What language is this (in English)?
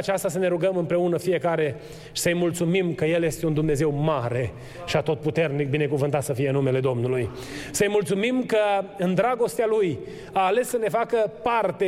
Romanian